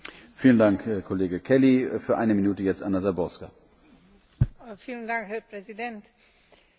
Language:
Slovak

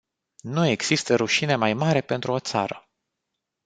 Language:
Romanian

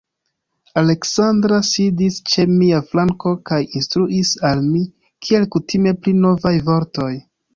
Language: Esperanto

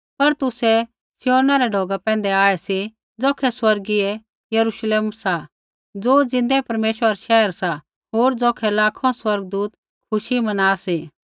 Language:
Kullu Pahari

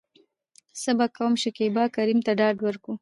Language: Pashto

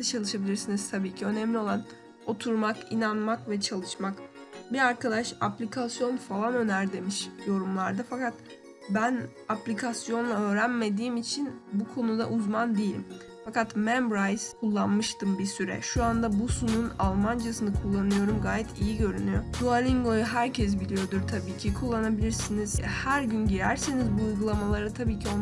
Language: Turkish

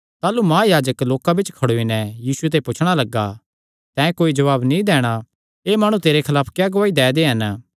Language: Kangri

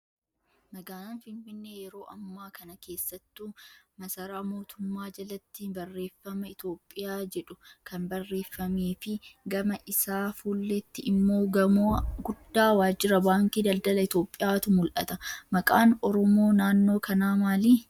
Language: Oromo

